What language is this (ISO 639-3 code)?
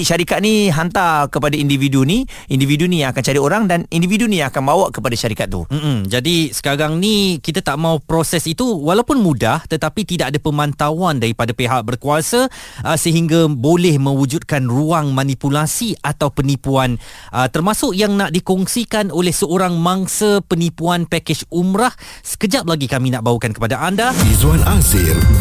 msa